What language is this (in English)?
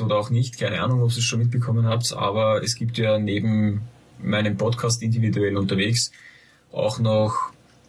German